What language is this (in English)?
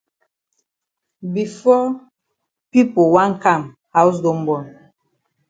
Cameroon Pidgin